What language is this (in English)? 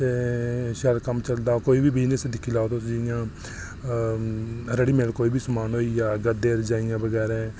Dogri